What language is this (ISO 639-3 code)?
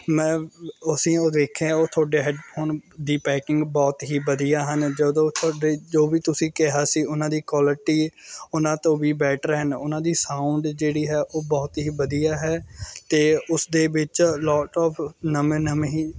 pan